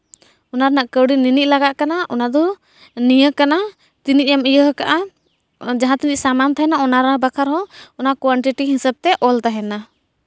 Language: Santali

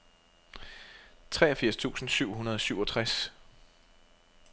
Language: Danish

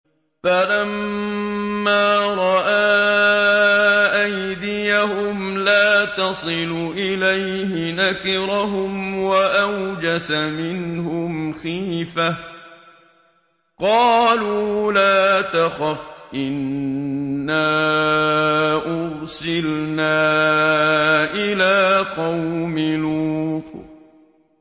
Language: Arabic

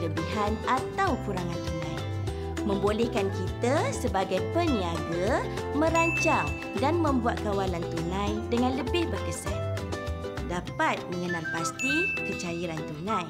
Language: Malay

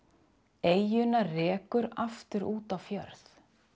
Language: Icelandic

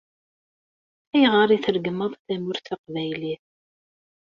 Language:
Kabyle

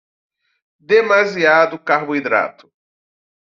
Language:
Portuguese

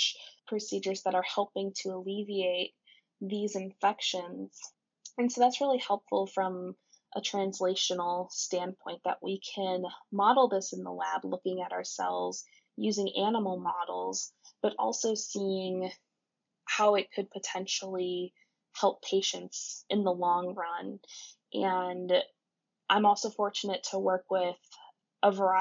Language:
English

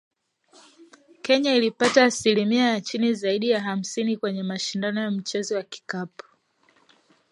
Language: Swahili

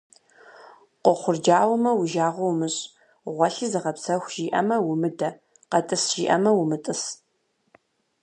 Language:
Kabardian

